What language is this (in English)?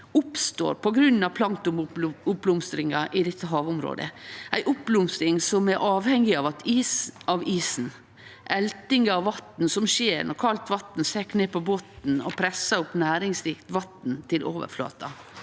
Norwegian